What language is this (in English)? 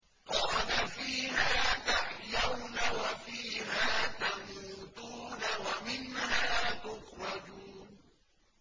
Arabic